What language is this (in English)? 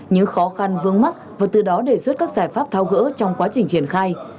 Vietnamese